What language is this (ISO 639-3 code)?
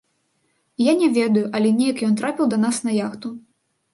bel